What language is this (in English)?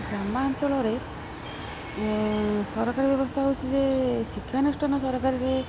Odia